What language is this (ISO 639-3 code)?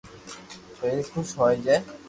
lrk